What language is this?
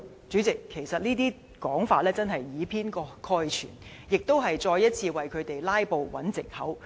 Cantonese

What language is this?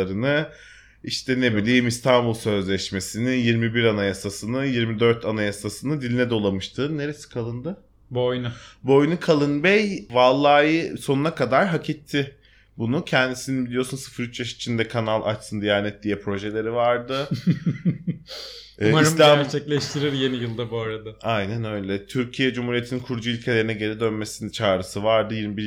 Turkish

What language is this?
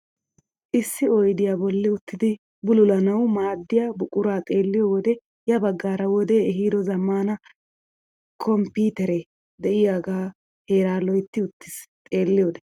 Wolaytta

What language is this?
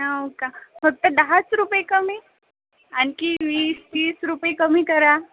Marathi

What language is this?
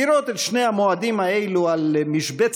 Hebrew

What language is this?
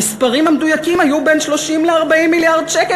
Hebrew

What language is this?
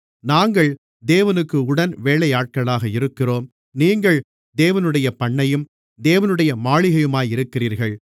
Tamil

